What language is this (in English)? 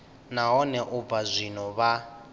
Venda